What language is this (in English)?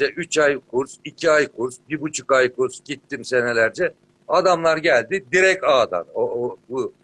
Turkish